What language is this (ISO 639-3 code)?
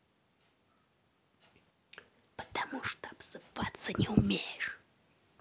rus